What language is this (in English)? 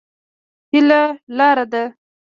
Pashto